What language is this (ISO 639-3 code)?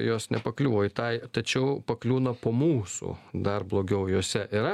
lit